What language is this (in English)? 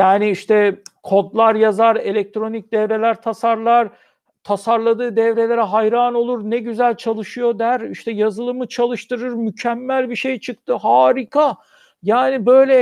Turkish